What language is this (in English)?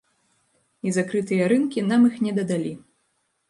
Belarusian